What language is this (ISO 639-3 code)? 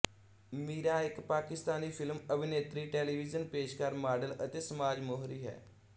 pan